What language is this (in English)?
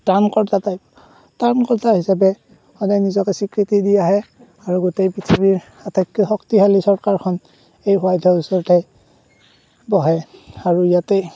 Assamese